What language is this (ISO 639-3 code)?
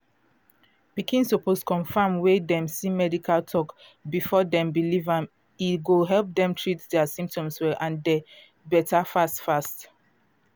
pcm